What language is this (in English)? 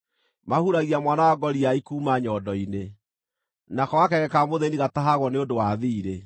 Kikuyu